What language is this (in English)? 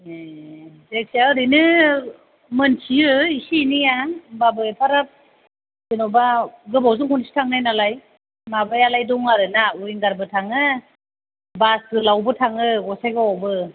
Bodo